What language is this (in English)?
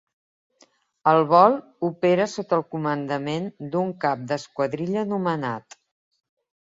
Catalan